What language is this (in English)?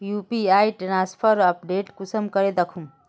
Magahi